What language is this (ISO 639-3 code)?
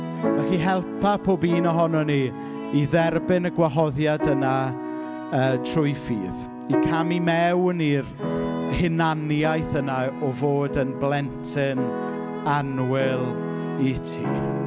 cym